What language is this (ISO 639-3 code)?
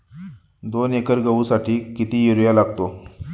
mar